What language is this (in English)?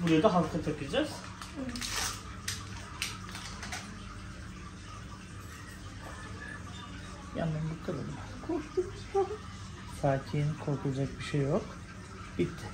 Turkish